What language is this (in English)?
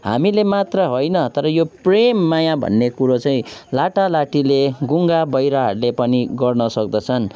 Nepali